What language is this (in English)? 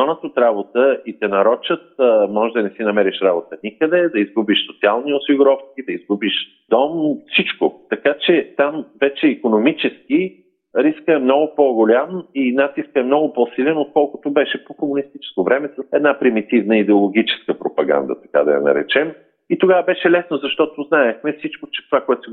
Bulgarian